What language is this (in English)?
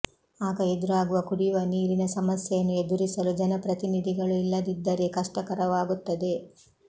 Kannada